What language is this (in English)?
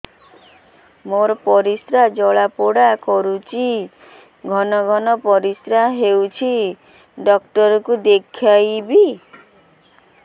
Odia